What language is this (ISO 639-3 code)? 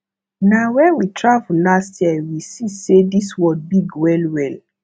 pcm